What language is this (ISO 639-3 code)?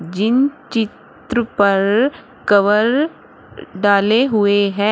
hin